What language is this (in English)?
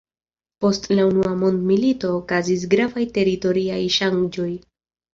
Esperanto